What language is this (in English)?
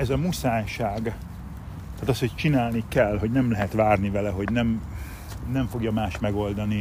Hungarian